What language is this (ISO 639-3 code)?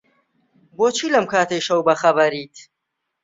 ckb